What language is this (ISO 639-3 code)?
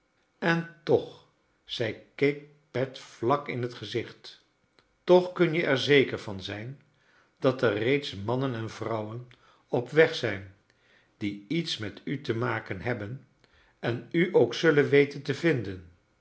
nld